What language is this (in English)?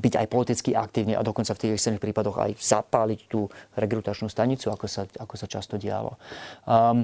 Slovak